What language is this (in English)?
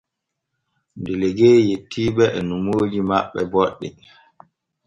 Borgu Fulfulde